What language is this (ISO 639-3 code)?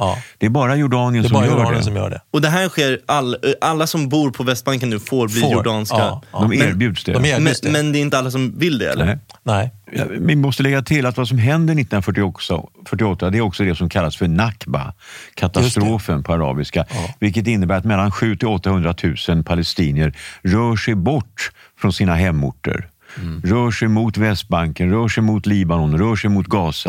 swe